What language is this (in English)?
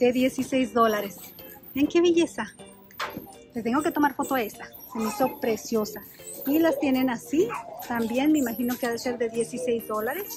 Spanish